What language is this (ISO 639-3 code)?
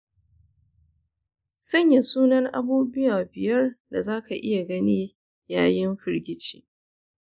hau